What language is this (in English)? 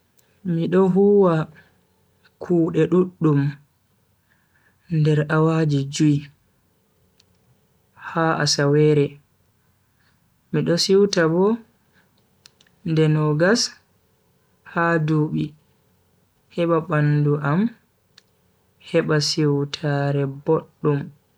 Bagirmi Fulfulde